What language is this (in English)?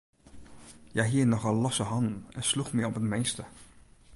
Western Frisian